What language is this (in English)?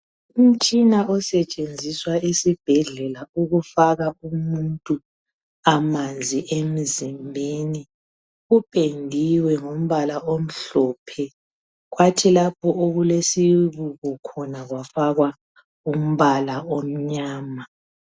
North Ndebele